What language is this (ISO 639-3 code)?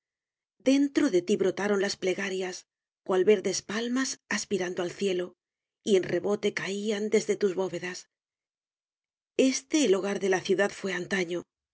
spa